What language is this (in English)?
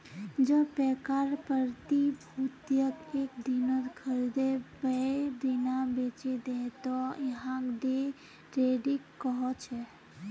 Magahi